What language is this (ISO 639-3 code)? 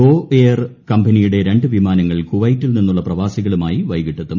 mal